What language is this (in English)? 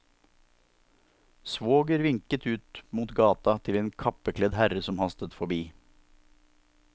Norwegian